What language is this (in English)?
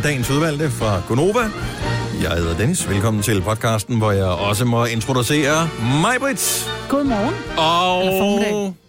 Danish